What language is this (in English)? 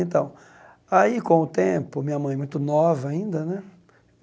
Portuguese